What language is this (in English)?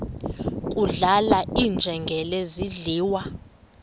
Xhosa